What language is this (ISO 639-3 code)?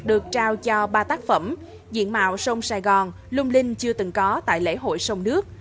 vie